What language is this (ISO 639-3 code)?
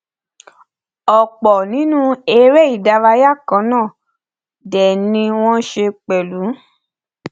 yor